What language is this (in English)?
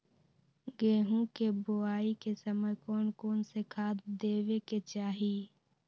Magahi